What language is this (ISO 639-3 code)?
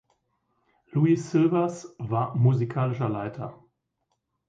deu